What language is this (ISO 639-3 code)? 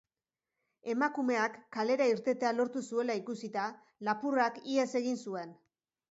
eus